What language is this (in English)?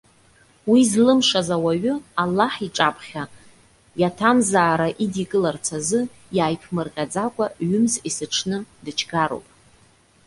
Abkhazian